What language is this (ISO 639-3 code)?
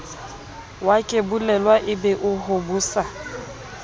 sot